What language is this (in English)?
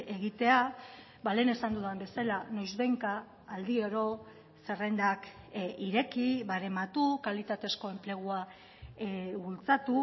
Basque